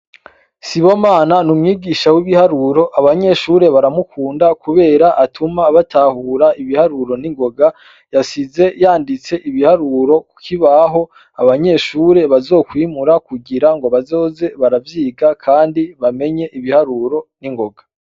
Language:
Rundi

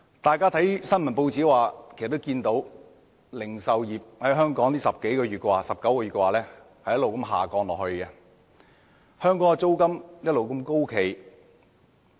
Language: Cantonese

